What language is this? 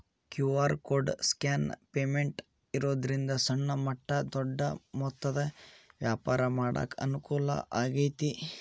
Kannada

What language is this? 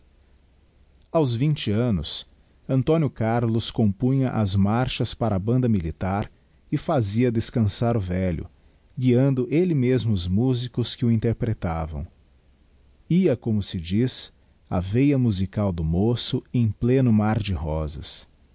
Portuguese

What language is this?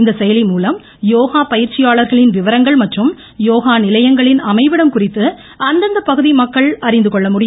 Tamil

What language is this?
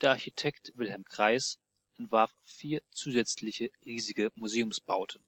German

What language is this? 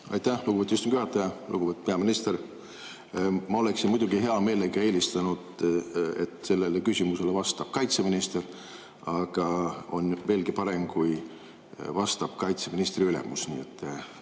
Estonian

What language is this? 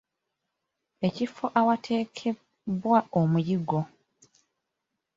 Ganda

